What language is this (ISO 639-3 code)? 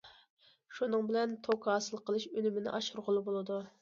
uig